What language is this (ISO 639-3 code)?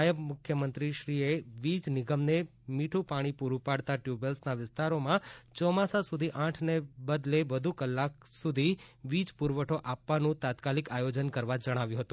guj